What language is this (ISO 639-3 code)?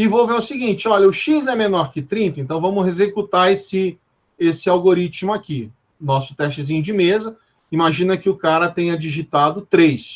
por